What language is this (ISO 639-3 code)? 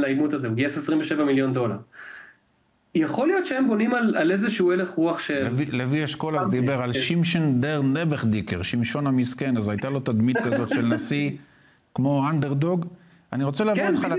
heb